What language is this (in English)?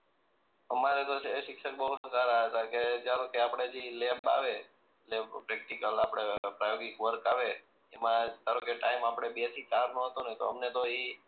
Gujarati